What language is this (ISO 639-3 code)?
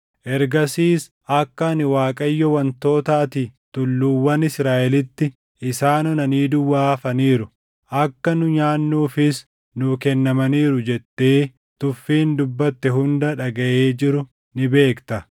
orm